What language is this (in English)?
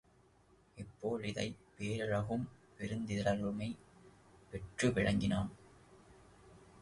Tamil